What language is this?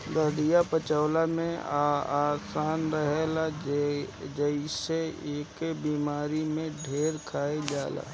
Bhojpuri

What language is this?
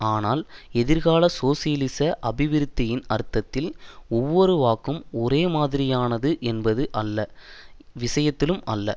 Tamil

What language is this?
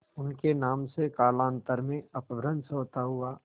Hindi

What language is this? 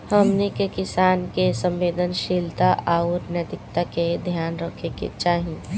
Bhojpuri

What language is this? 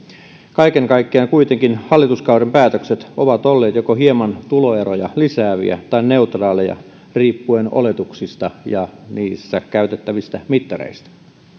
Finnish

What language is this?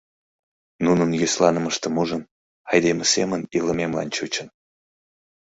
Mari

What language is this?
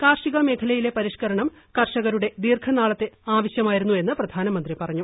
Malayalam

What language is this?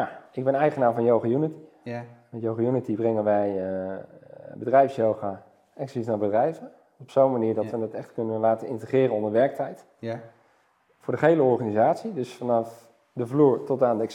Dutch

